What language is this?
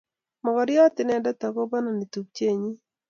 Kalenjin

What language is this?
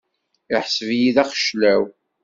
Kabyle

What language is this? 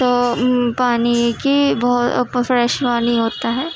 Urdu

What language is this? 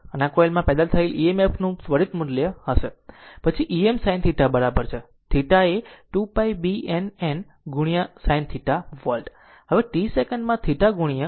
Gujarati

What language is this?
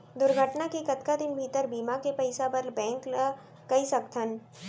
Chhattisgarhi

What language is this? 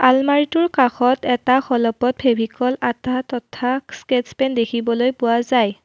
Assamese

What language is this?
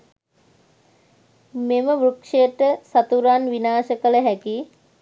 Sinhala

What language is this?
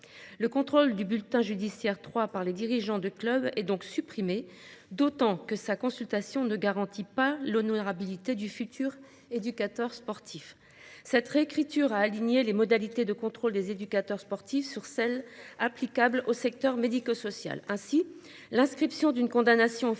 French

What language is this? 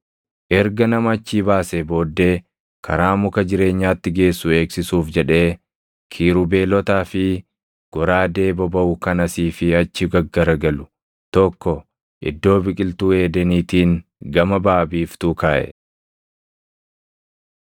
Oromo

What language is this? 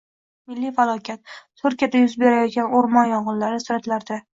Uzbek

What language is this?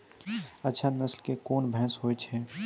Maithili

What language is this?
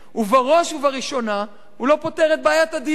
Hebrew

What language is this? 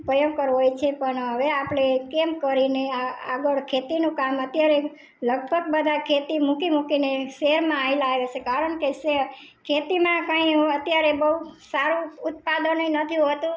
Gujarati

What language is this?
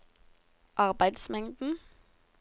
Norwegian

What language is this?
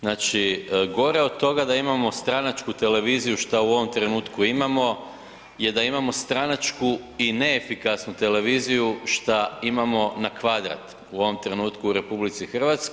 Croatian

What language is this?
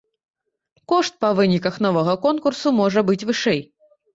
Belarusian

